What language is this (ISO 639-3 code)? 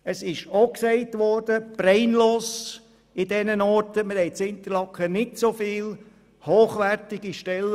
gsw